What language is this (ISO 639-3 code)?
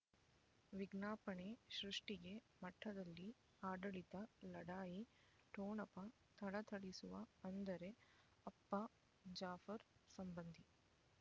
kan